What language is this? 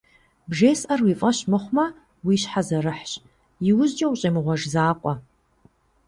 Kabardian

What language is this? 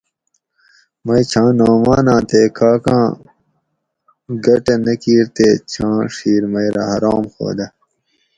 Gawri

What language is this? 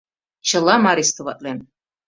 Mari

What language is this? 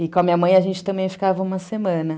Portuguese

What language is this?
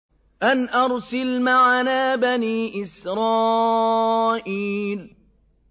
Arabic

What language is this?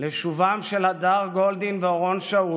Hebrew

